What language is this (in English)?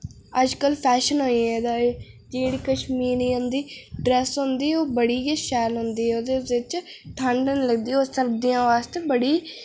Dogri